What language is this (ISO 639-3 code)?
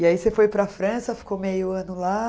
por